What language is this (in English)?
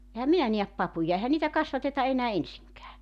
Finnish